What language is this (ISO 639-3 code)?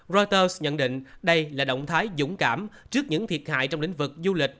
vie